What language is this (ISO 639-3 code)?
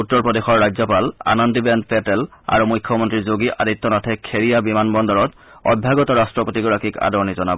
asm